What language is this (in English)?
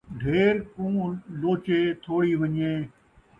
Saraiki